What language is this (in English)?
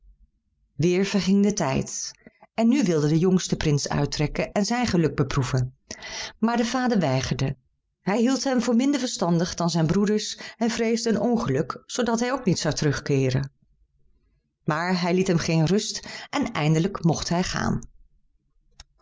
Dutch